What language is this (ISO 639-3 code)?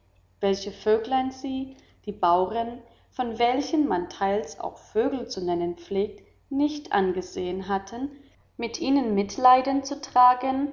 deu